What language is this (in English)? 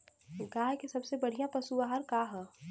Bhojpuri